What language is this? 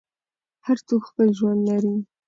Pashto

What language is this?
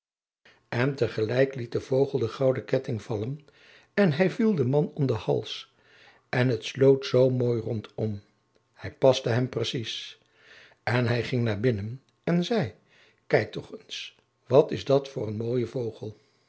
Dutch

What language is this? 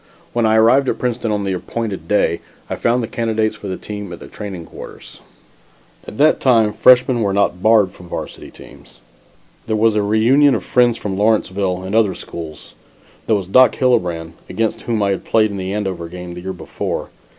English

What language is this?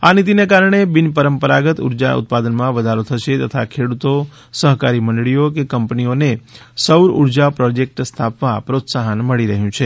Gujarati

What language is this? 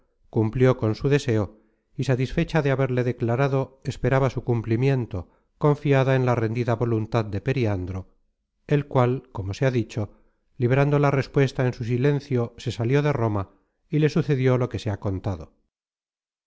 Spanish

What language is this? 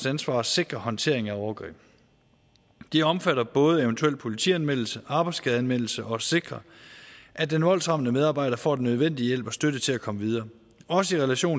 Danish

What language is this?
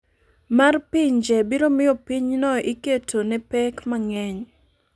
Luo (Kenya and Tanzania)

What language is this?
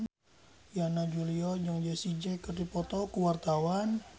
Sundanese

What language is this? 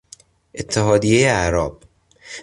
Persian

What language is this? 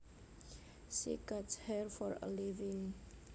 Javanese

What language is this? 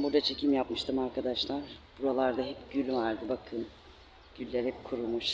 Turkish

